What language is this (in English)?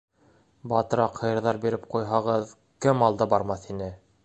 Bashkir